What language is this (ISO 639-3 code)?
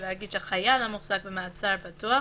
heb